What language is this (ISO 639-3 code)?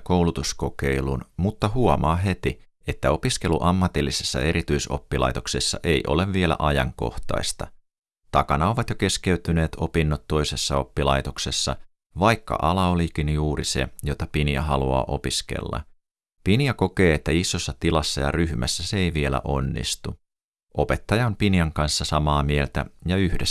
fin